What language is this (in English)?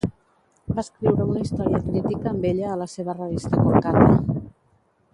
Catalan